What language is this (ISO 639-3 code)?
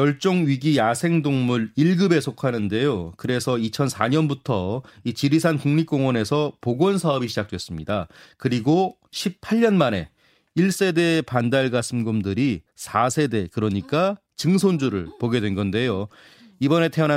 kor